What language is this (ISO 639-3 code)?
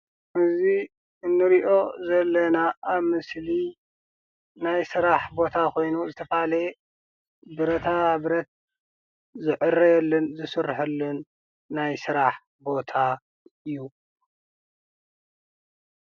tir